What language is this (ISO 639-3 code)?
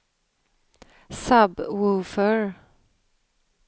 swe